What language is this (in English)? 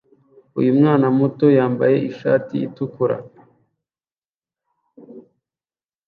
Kinyarwanda